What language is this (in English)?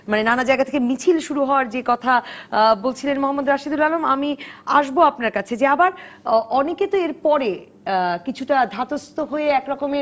Bangla